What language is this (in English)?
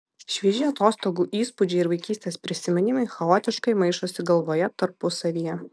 Lithuanian